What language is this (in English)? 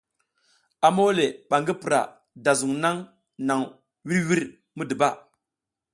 South Giziga